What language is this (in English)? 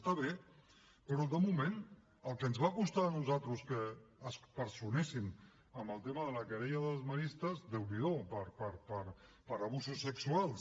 Catalan